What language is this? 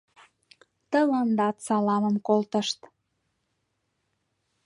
Mari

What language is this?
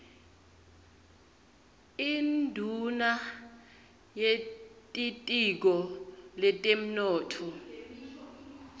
Swati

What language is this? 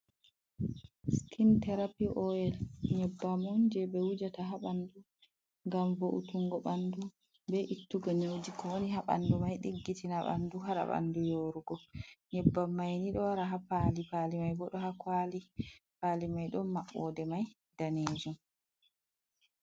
Fula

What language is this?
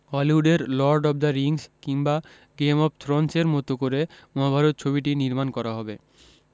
Bangla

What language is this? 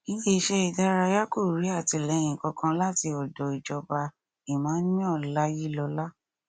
Yoruba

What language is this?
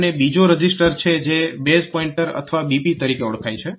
Gujarati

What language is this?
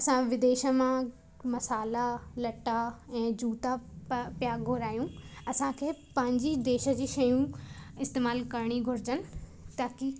Sindhi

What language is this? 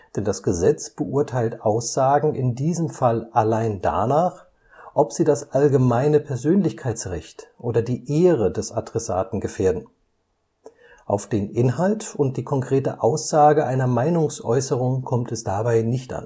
German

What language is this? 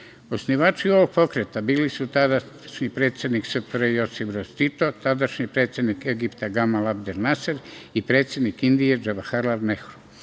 Serbian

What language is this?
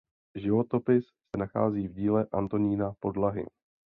Czech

